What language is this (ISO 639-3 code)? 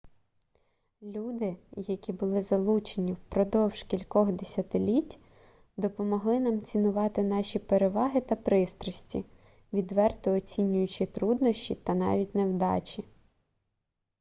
ukr